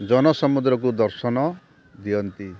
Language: Odia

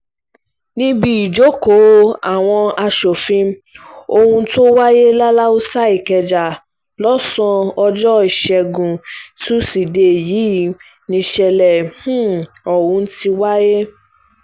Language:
Yoruba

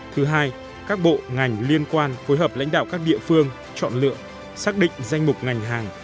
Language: Vietnamese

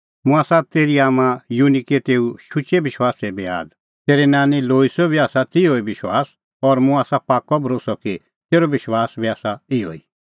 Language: Kullu Pahari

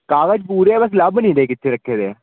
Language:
Punjabi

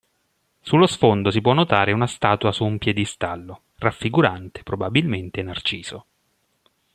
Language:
Italian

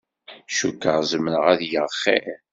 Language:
Kabyle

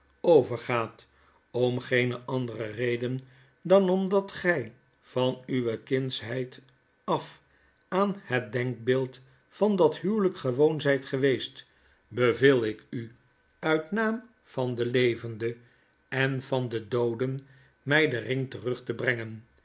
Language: Dutch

